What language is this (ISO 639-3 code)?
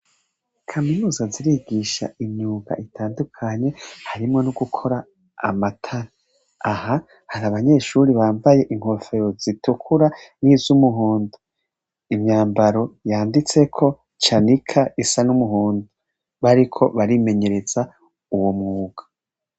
run